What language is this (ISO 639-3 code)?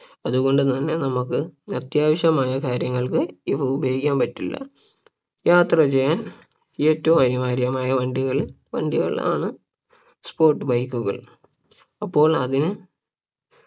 mal